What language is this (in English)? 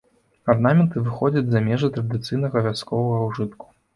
Belarusian